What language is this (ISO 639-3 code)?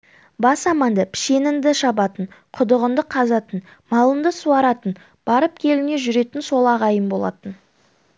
kaz